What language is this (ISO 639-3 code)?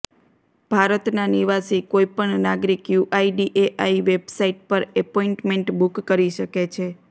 guj